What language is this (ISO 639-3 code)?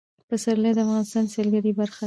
pus